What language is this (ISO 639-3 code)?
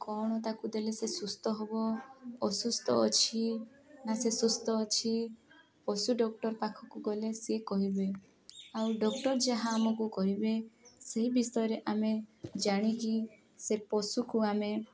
ori